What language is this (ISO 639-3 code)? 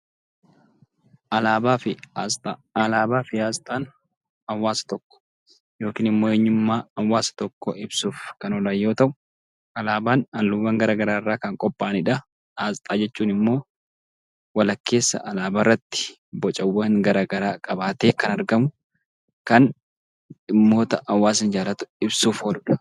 orm